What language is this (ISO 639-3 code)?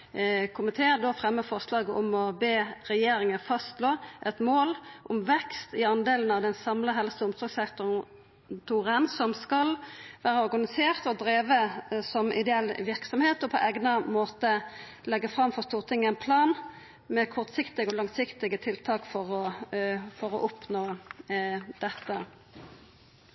nno